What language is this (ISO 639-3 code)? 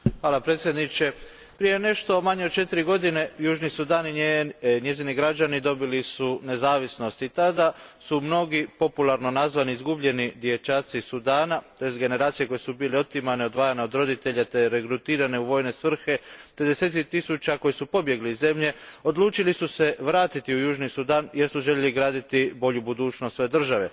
hrv